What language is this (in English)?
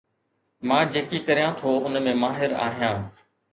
Sindhi